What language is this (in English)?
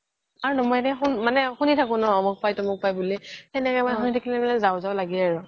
Assamese